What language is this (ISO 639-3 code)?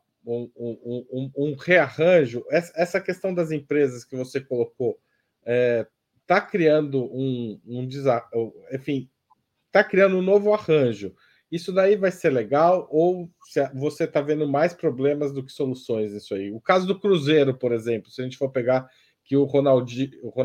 por